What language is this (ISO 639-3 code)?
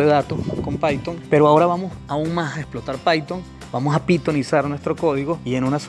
spa